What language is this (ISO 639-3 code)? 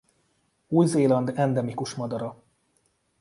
hun